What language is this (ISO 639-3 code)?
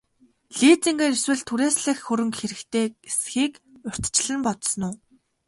mon